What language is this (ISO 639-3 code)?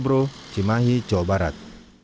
ind